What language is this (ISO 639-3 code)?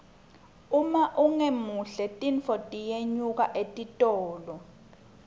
ssw